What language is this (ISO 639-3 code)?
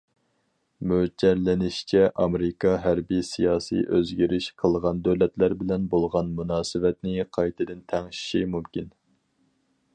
uig